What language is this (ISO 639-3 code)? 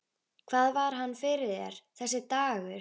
isl